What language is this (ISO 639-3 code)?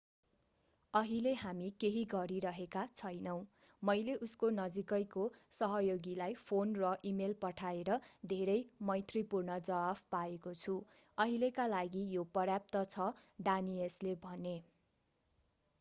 nep